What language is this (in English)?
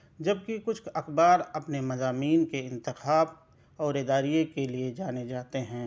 Urdu